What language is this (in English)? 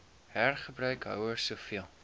Afrikaans